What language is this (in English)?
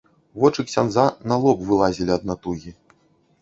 Belarusian